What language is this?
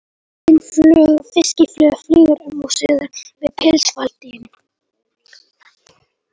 Icelandic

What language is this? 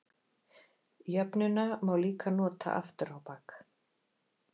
Icelandic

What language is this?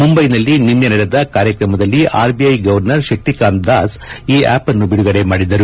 Kannada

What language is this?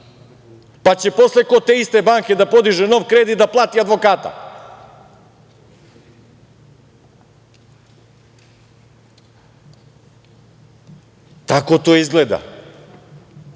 Serbian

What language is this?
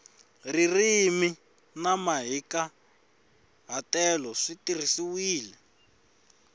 Tsonga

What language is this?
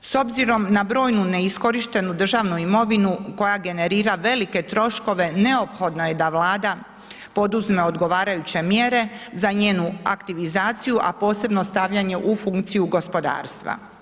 Croatian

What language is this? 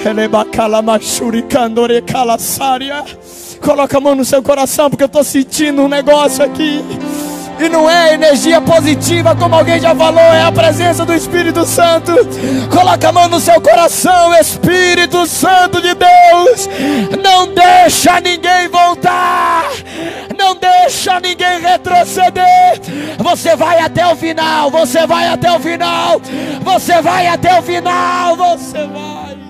Portuguese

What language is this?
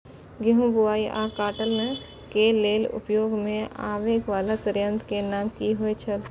Maithili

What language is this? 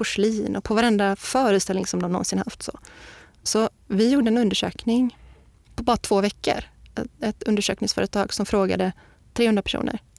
Swedish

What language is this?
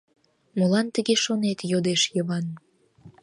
Mari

